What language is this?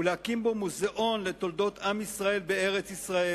Hebrew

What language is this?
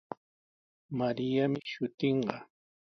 Sihuas Ancash Quechua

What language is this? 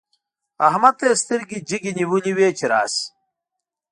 Pashto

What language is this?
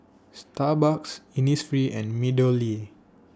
English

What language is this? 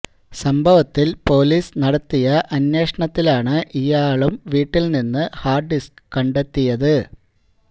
Malayalam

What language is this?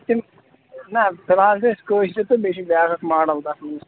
Kashmiri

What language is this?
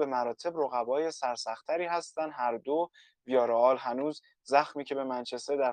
Persian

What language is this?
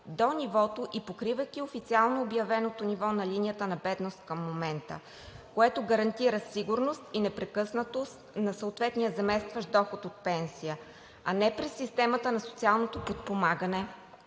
Bulgarian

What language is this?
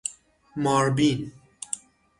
Persian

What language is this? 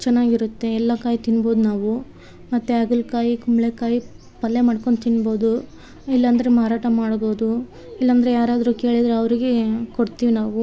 Kannada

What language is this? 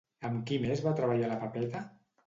Catalan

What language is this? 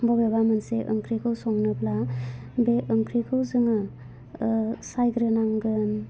Bodo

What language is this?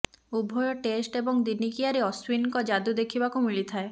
Odia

